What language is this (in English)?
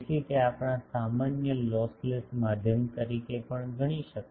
Gujarati